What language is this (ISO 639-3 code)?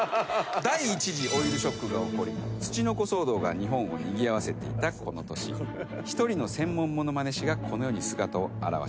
jpn